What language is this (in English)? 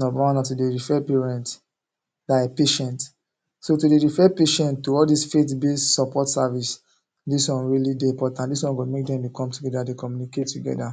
Nigerian Pidgin